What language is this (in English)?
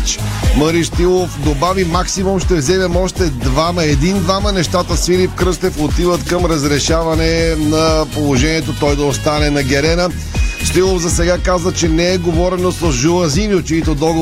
Bulgarian